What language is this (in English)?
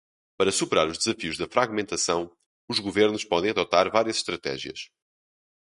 Portuguese